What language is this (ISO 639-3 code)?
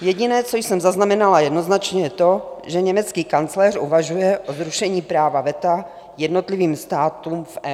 ces